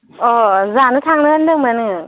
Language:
Bodo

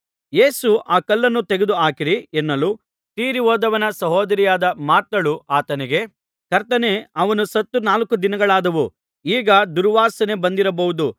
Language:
Kannada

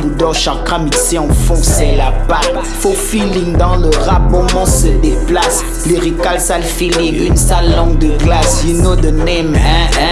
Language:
French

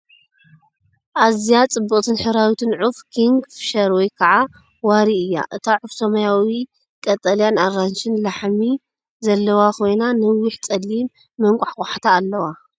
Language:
Tigrinya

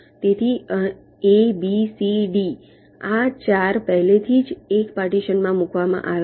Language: Gujarati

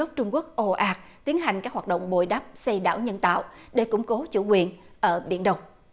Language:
Vietnamese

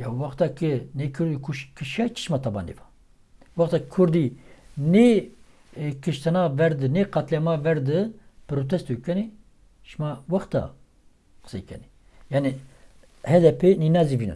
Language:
Turkish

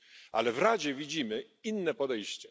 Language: Polish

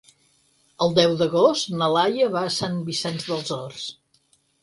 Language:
Catalan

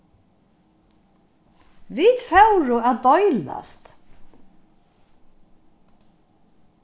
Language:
Faroese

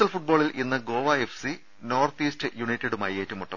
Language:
Malayalam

